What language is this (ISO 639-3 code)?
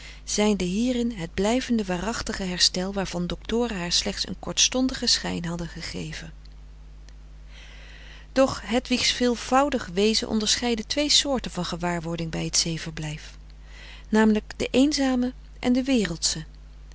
nld